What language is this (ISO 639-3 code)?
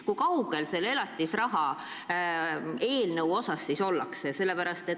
est